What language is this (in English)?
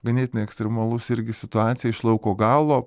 Lithuanian